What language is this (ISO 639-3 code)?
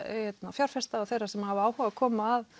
isl